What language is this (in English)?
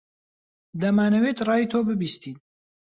Central Kurdish